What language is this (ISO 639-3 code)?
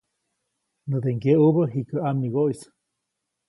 zoc